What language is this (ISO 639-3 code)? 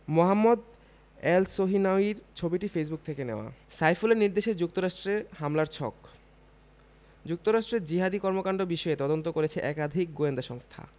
ben